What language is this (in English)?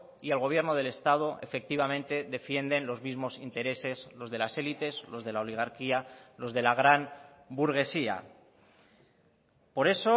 Spanish